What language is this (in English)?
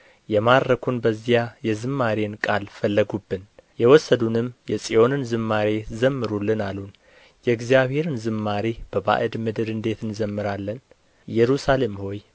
Amharic